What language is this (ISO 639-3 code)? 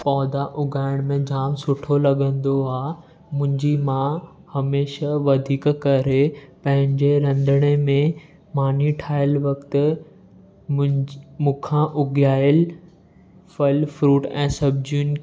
snd